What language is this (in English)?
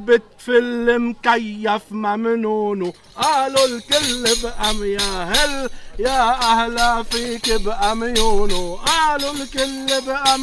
Arabic